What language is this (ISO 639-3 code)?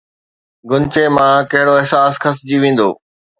snd